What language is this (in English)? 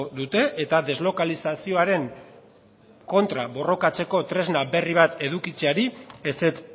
Basque